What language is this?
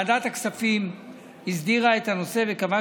Hebrew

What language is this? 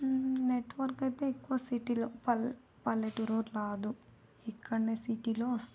Telugu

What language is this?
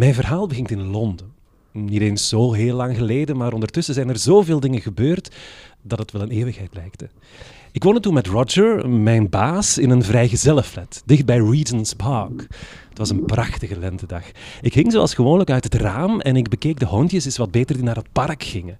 Dutch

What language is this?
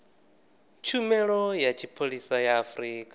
Venda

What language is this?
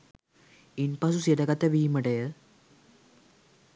Sinhala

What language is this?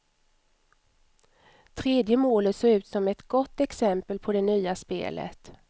Swedish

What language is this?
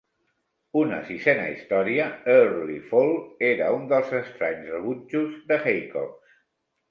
Catalan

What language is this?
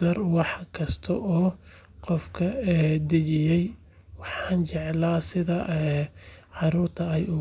Somali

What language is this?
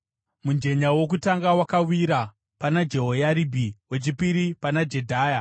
Shona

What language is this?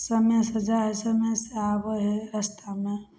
Maithili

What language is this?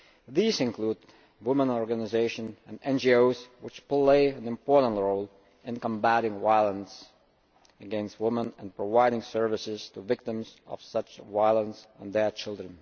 English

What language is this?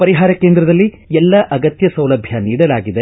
Kannada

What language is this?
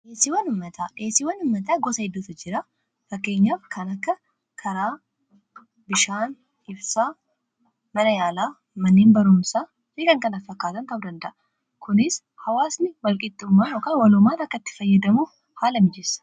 Oromo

